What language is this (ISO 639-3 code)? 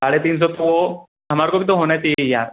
hin